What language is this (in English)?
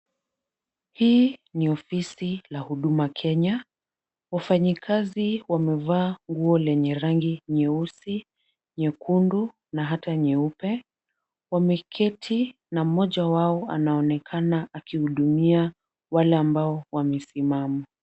Swahili